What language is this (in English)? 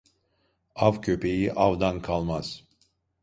Turkish